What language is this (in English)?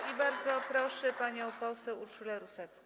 Polish